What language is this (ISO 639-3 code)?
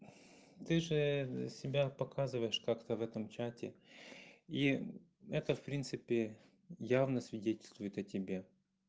rus